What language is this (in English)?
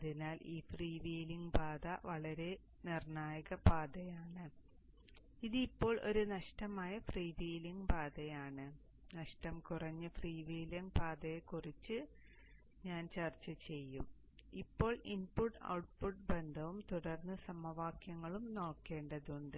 Malayalam